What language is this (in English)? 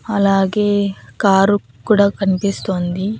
Telugu